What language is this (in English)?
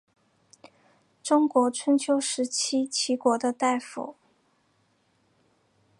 Chinese